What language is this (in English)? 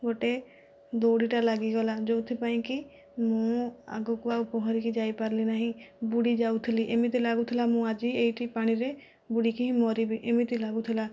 Odia